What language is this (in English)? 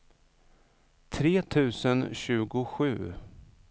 Swedish